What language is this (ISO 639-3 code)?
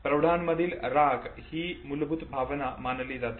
mar